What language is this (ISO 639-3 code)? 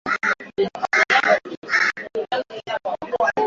swa